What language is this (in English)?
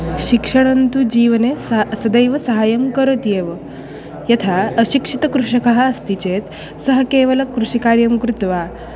Sanskrit